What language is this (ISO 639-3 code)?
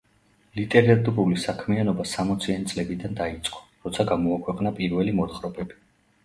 kat